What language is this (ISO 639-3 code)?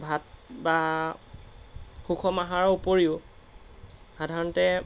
asm